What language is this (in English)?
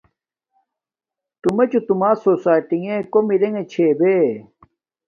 Domaaki